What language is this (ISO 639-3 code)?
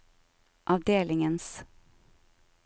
nor